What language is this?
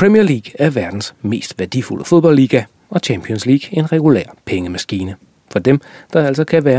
Danish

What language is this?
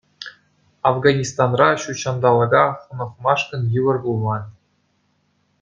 Chuvash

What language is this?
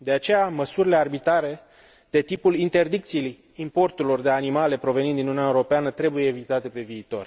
Romanian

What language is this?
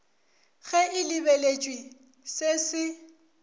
Northern Sotho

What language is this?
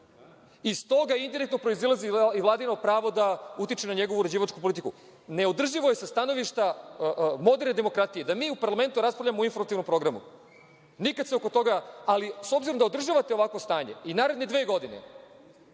Serbian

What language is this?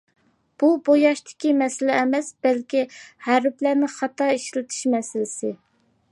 Uyghur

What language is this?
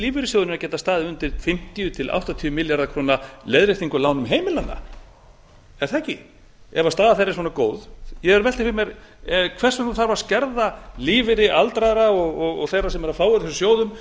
Icelandic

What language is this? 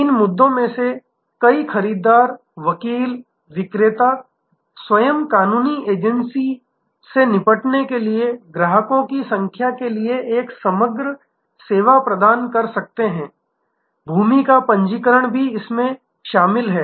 Hindi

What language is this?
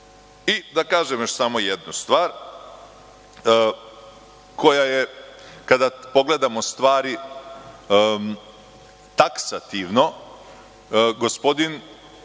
Serbian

